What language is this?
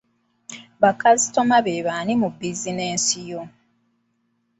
Ganda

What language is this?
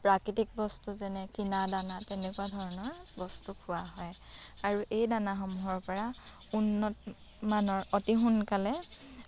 Assamese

